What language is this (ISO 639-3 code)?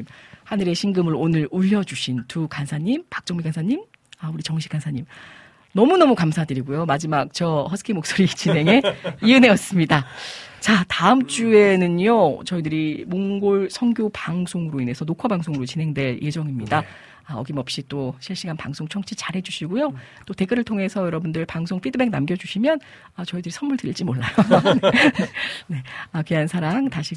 kor